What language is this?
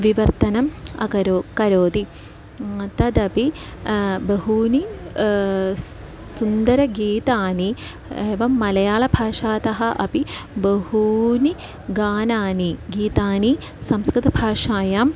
Sanskrit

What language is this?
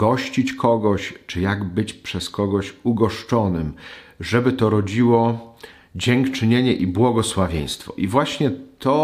Polish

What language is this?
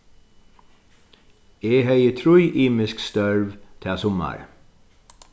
Faroese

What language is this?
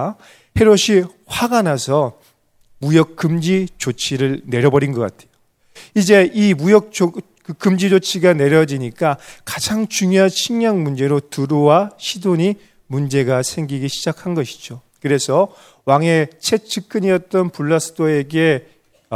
Korean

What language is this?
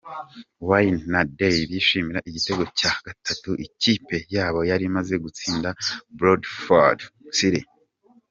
Kinyarwanda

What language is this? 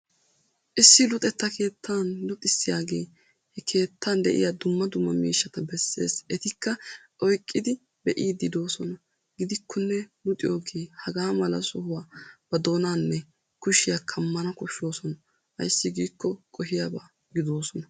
Wolaytta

